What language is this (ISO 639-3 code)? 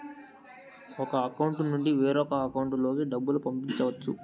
tel